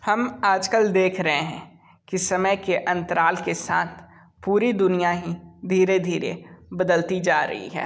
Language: Hindi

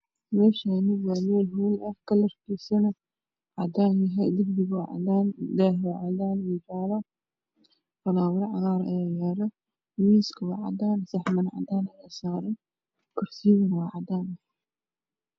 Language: Somali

